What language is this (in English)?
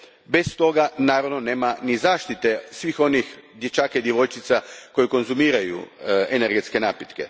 Croatian